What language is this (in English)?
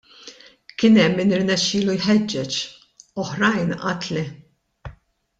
Maltese